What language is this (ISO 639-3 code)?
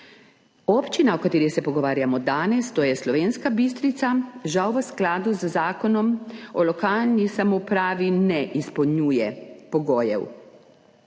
slv